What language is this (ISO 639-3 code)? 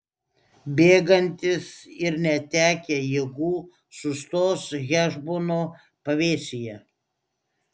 lit